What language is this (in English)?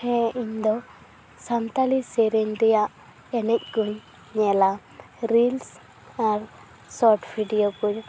Santali